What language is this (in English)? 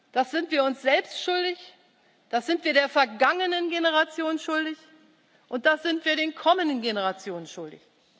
German